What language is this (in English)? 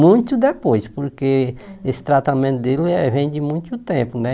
Portuguese